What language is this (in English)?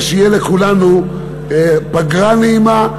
Hebrew